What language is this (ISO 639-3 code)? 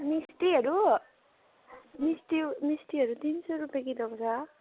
nep